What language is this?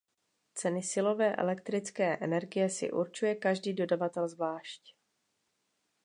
Czech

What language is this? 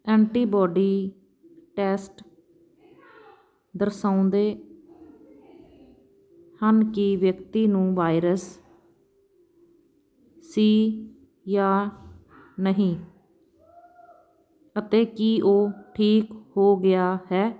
Punjabi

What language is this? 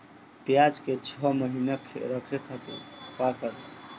Bhojpuri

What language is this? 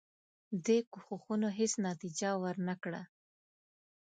Pashto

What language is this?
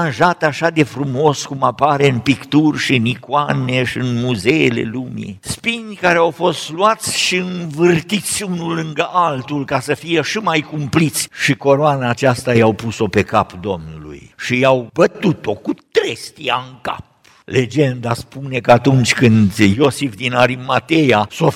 Romanian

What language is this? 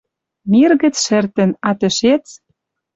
Western Mari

